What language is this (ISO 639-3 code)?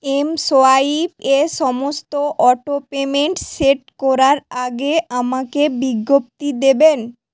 ben